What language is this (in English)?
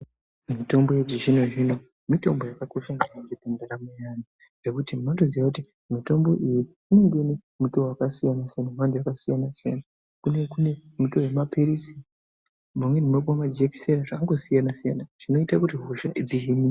Ndau